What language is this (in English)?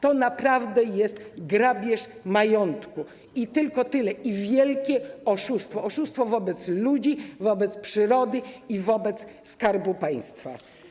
Polish